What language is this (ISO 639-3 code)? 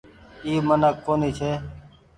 gig